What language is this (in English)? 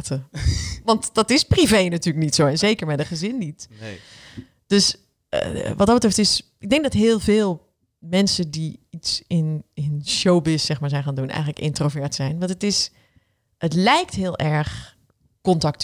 Dutch